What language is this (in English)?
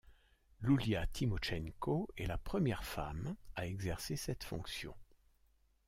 French